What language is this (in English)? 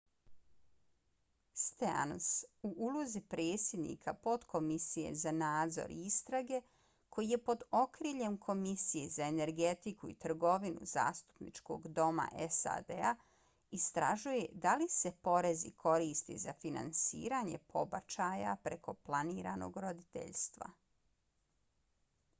Bosnian